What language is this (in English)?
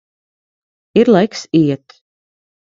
Latvian